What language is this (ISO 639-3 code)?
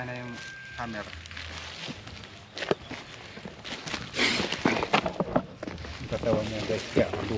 fil